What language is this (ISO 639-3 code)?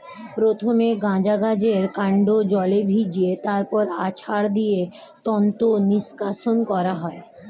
ben